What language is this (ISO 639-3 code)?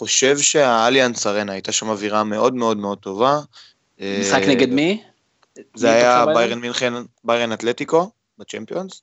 heb